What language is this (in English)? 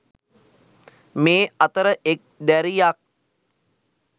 Sinhala